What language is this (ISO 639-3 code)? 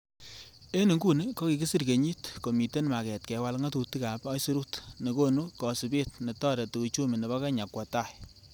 kln